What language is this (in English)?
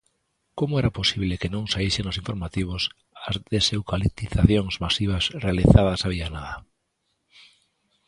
Galician